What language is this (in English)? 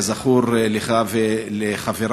Hebrew